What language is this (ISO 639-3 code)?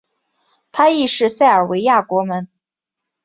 zho